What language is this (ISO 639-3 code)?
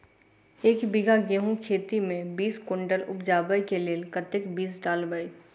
mai